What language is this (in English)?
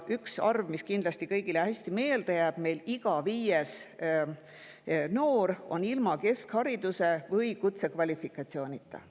Estonian